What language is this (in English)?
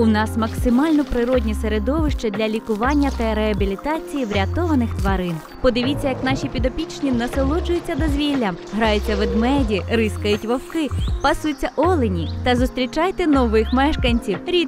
Ukrainian